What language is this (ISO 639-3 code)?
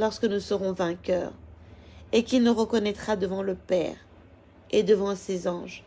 fra